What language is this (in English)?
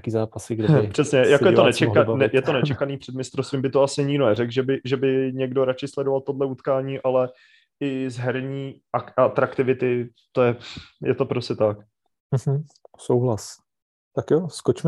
Czech